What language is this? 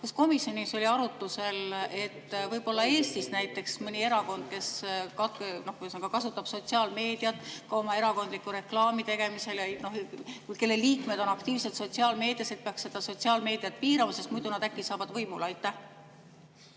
Estonian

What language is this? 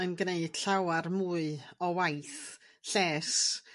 Welsh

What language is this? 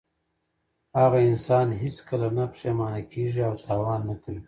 Pashto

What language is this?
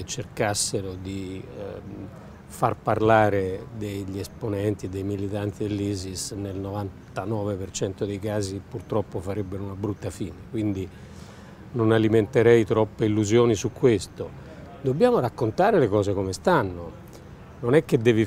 Italian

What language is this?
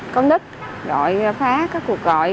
Vietnamese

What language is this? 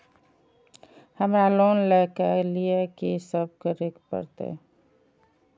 Maithili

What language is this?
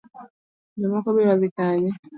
Luo (Kenya and Tanzania)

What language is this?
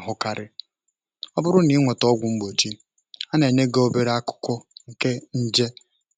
Igbo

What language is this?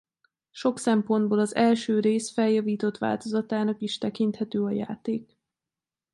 Hungarian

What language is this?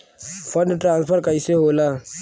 Bhojpuri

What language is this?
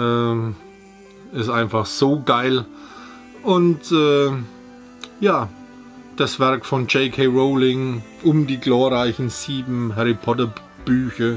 German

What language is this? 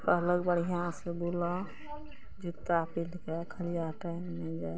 Maithili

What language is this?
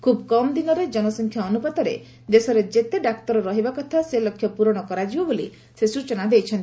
Odia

